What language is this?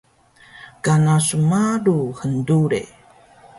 Taroko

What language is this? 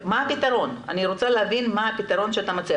Hebrew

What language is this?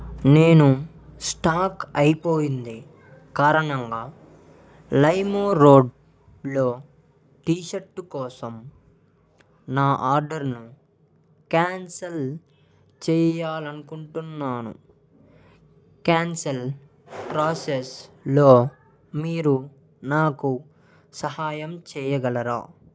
Telugu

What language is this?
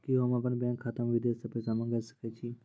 Maithili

